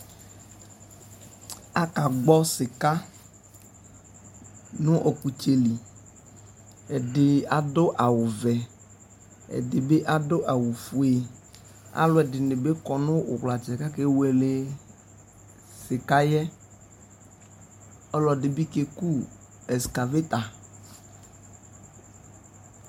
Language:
Ikposo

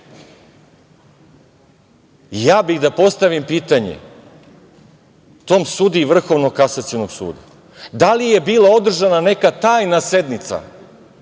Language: Serbian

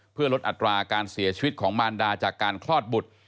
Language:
Thai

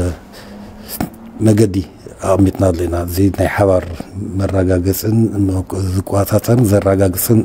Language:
Arabic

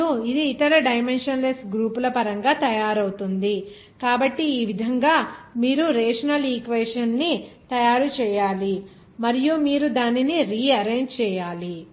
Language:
Telugu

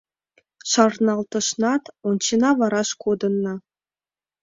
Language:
Mari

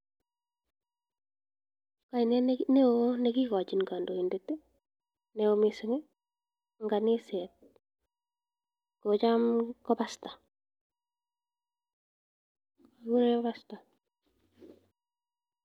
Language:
Kalenjin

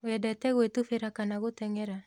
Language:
Kikuyu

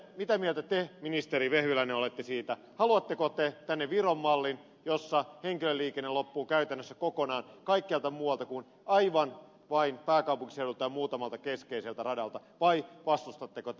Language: Finnish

